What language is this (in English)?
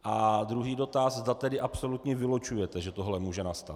Czech